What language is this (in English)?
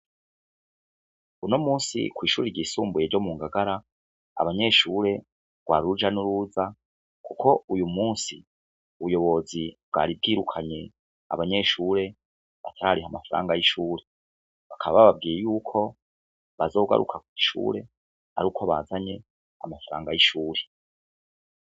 Rundi